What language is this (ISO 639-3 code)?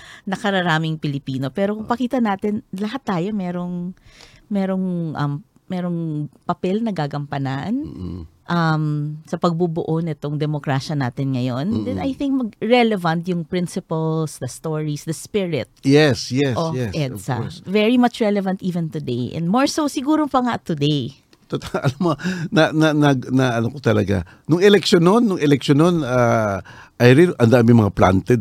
fil